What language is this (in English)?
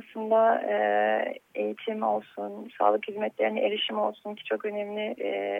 Turkish